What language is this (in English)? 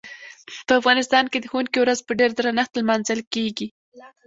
Pashto